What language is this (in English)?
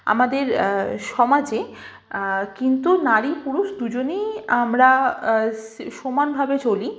Bangla